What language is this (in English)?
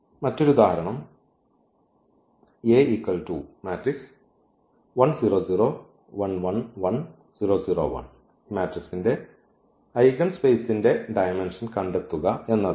Malayalam